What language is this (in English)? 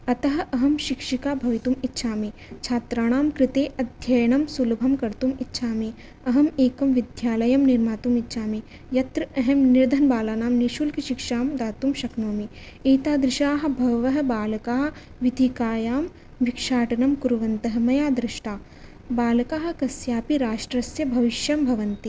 Sanskrit